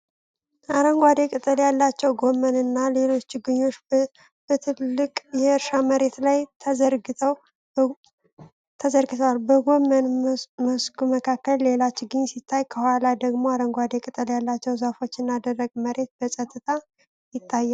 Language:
Amharic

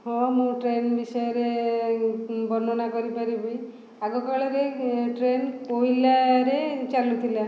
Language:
Odia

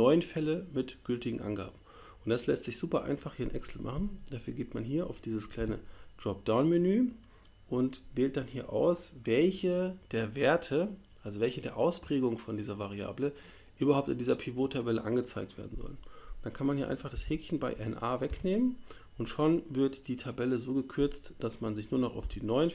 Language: German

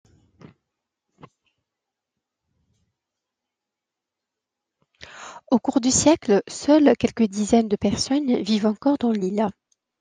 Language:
French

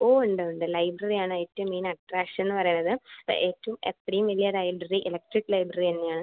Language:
Malayalam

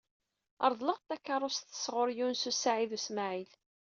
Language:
Kabyle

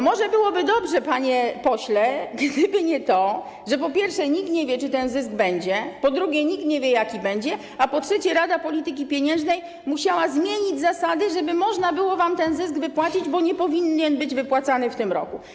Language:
Polish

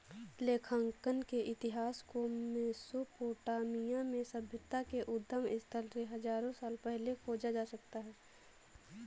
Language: Hindi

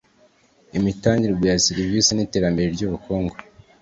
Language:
Kinyarwanda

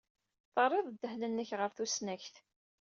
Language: Kabyle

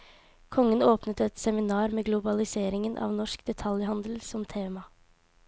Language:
Norwegian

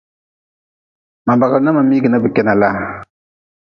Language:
Nawdm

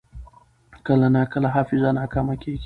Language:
Pashto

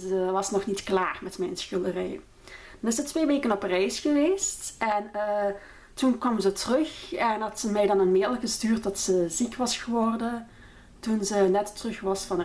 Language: Dutch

